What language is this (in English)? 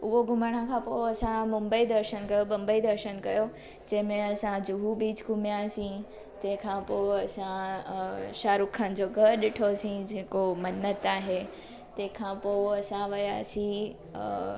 Sindhi